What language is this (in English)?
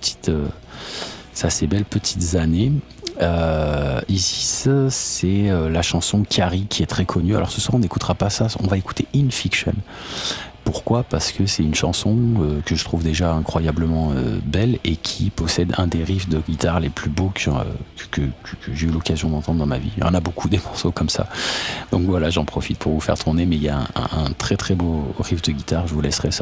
French